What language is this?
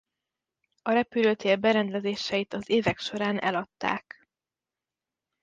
Hungarian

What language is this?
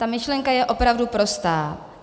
Czech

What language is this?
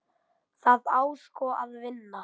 Icelandic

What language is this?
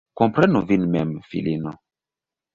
Esperanto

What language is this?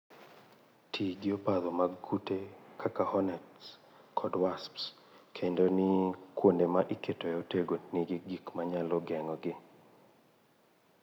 Luo (Kenya and Tanzania)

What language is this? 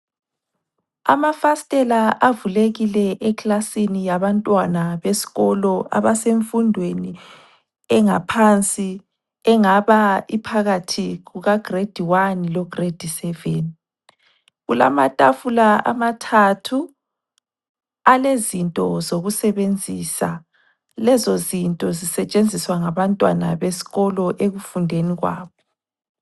North Ndebele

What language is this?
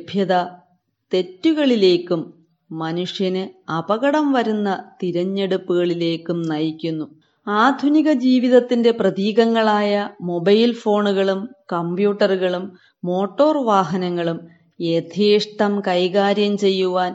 Malayalam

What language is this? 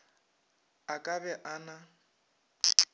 Northern Sotho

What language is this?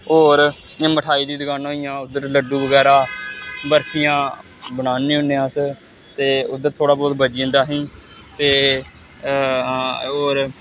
Dogri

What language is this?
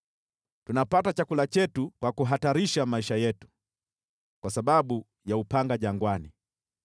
Swahili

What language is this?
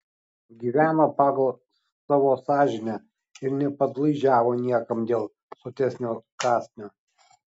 Lithuanian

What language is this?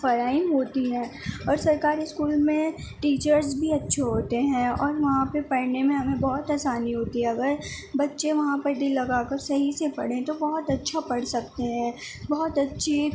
Urdu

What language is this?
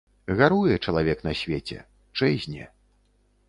Belarusian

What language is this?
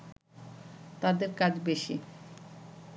Bangla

